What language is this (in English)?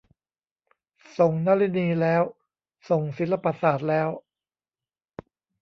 Thai